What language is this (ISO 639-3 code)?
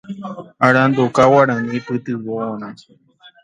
grn